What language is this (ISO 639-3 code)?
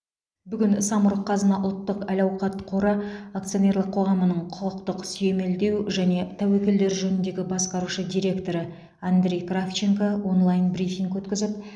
kaz